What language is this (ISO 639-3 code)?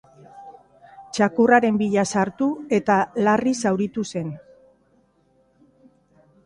eus